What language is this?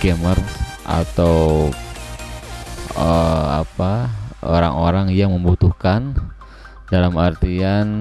Indonesian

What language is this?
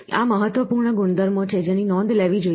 Gujarati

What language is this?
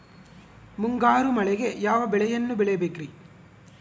Kannada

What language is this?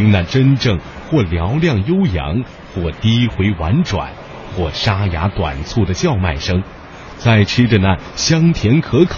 Chinese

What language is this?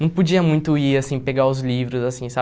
Portuguese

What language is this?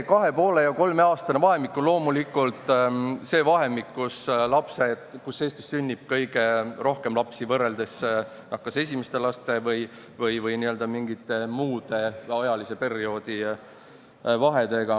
Estonian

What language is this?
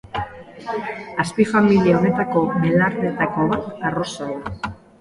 Basque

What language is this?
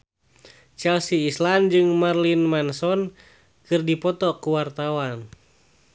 Sundanese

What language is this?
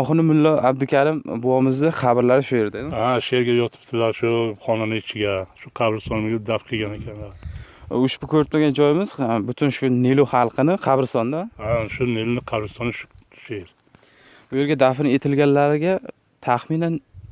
Turkish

